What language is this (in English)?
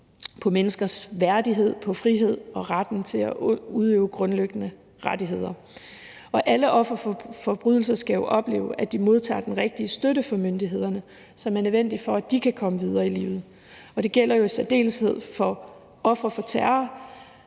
Danish